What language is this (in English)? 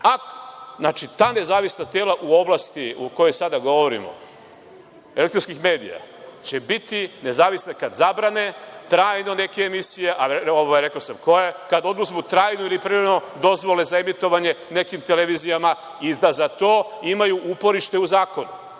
Serbian